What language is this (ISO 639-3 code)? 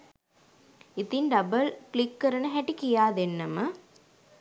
sin